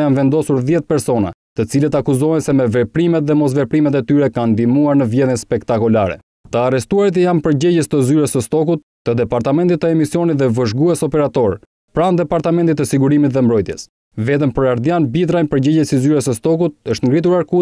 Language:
Romanian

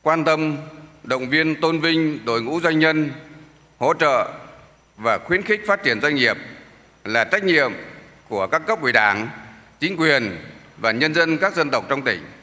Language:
Vietnamese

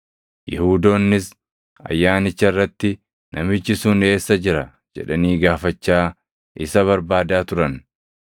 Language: Oromo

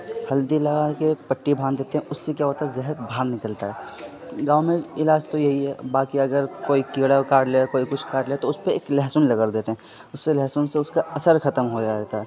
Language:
Urdu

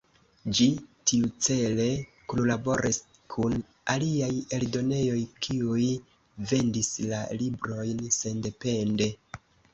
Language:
Esperanto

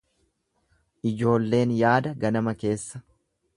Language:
Oromo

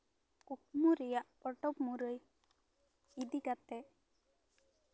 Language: Santali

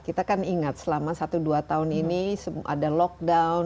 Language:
Indonesian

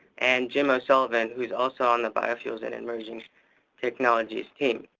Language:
English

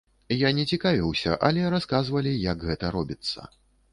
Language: Belarusian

